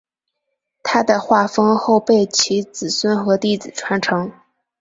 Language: Chinese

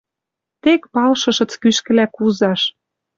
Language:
Western Mari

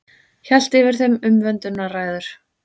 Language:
Icelandic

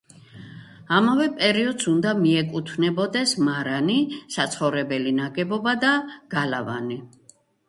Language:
Georgian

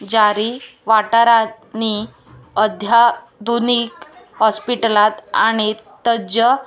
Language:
Konkani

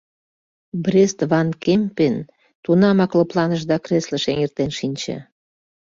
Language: Mari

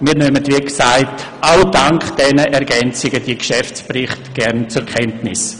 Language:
Swiss German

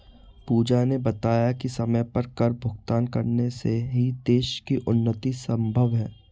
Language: Hindi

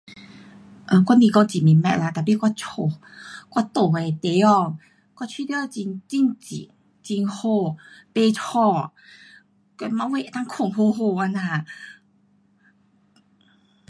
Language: Pu-Xian Chinese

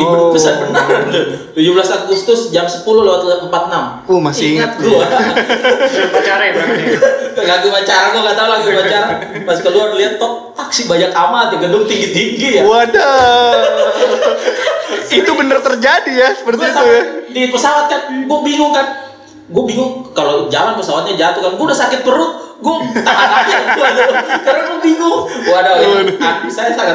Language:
Indonesian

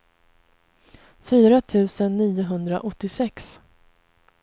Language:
Swedish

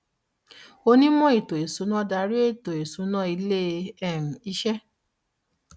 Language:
Yoruba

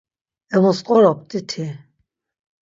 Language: Laz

